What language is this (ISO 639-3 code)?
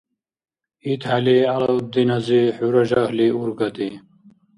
dar